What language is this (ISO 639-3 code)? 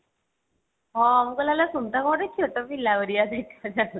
ori